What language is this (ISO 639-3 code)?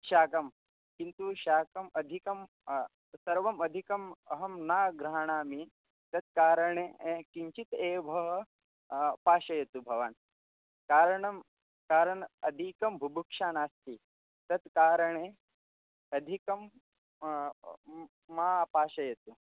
san